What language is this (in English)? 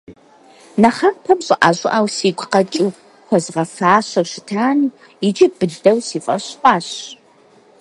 Kabardian